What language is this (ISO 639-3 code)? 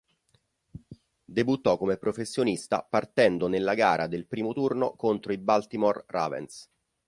ita